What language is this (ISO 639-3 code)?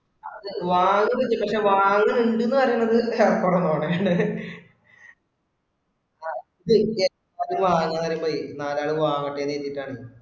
mal